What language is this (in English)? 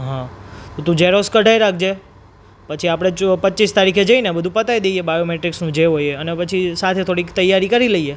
Gujarati